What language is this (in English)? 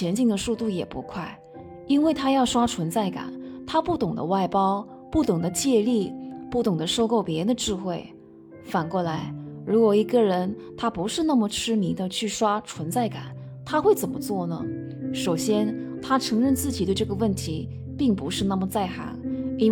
Chinese